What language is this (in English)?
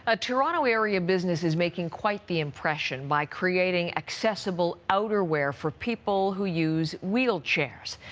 English